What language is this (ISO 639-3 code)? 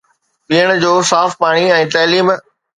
snd